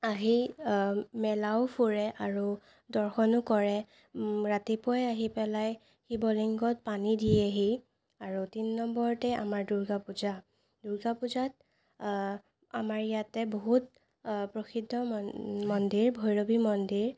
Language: Assamese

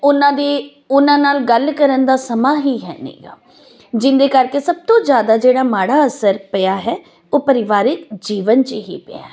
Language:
Punjabi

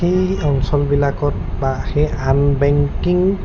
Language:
Assamese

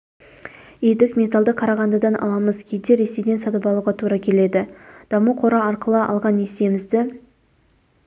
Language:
Kazakh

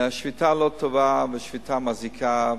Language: Hebrew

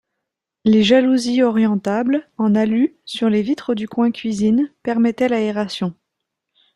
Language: French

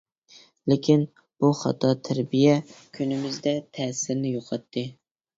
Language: Uyghur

